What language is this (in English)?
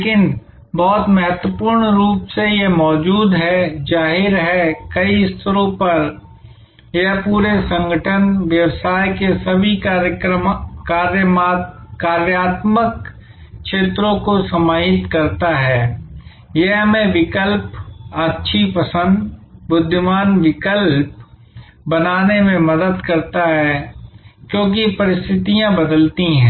Hindi